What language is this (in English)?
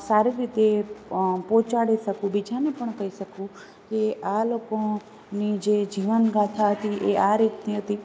Gujarati